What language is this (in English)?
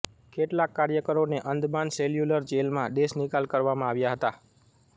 Gujarati